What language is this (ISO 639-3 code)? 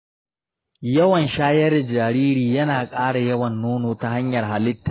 hau